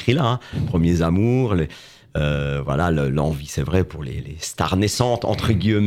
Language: French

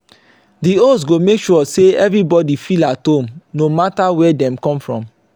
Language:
Nigerian Pidgin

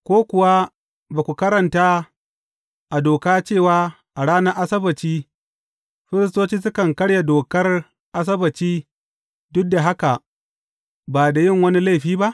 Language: Hausa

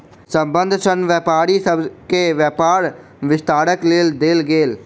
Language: Maithili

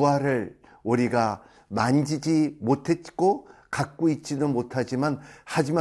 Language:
Korean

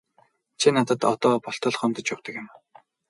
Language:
Mongolian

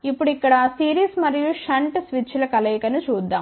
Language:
Telugu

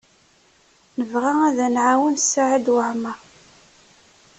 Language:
Kabyle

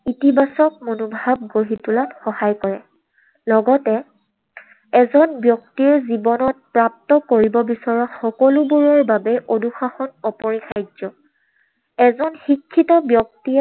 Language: Assamese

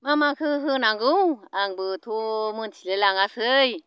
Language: Bodo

